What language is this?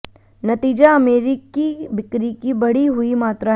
Hindi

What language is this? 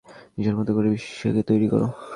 Bangla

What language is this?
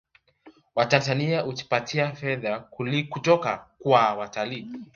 Swahili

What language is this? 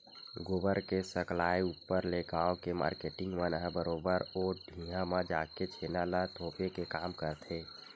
Chhattisgarhi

